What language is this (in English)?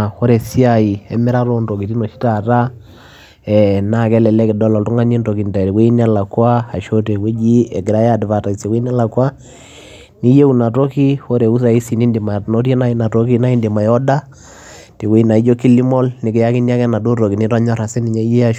Masai